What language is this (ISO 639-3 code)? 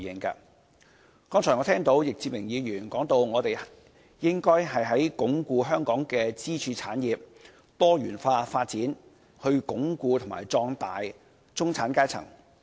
yue